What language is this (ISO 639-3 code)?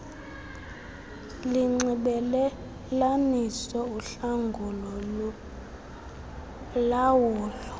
xho